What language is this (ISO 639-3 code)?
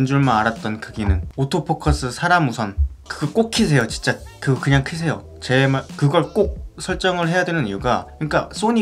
kor